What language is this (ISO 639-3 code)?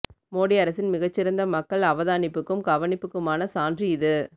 tam